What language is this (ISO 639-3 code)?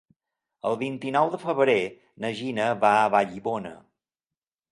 cat